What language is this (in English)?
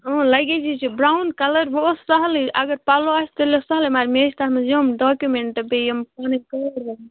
Kashmiri